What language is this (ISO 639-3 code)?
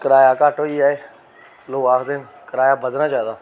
doi